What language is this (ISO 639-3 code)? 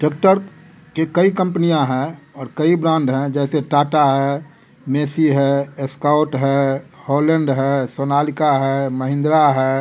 hin